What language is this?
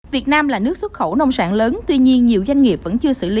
Vietnamese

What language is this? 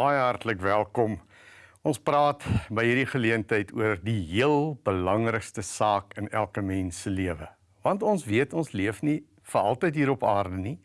Dutch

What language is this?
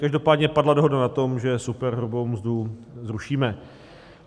Czech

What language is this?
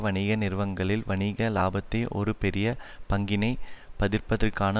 Tamil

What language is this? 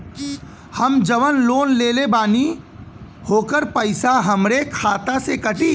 Bhojpuri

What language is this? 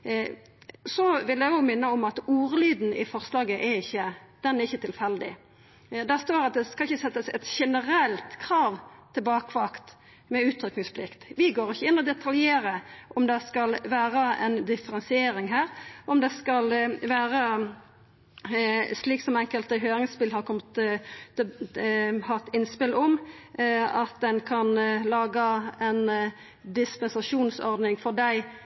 Norwegian Nynorsk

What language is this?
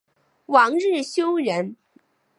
Chinese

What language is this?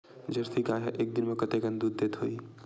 Chhattisgarhi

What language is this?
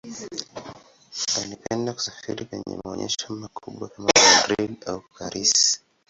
Swahili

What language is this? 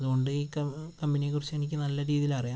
Malayalam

